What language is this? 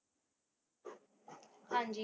Punjabi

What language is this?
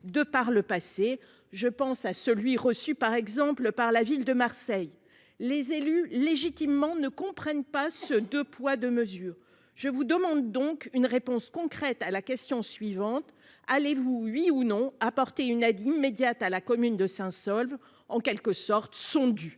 French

